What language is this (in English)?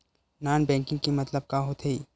Chhattisgarhi